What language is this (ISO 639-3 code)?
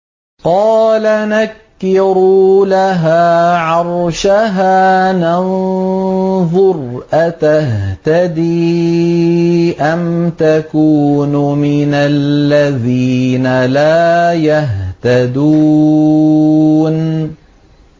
ara